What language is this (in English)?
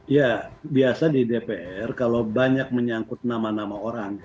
Indonesian